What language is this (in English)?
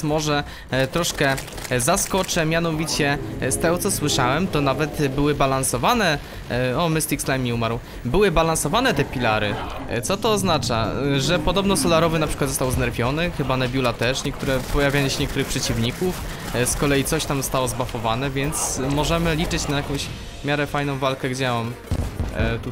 Polish